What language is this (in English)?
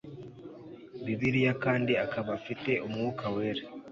Kinyarwanda